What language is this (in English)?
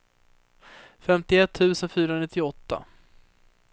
Swedish